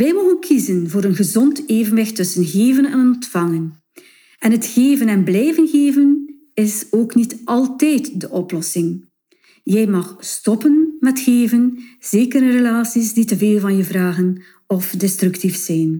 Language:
Dutch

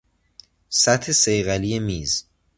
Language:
Persian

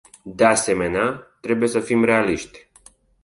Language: Romanian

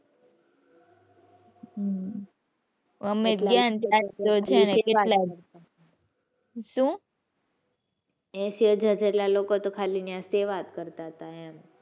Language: Gujarati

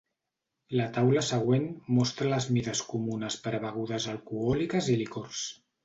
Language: Catalan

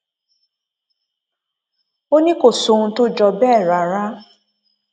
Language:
Yoruba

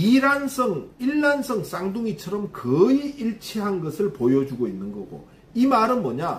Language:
Korean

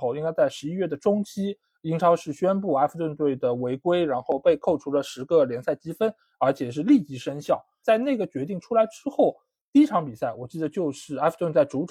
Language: Chinese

